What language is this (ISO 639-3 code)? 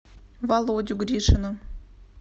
rus